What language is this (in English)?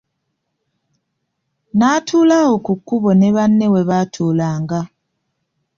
Ganda